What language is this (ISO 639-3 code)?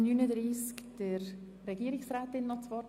gsw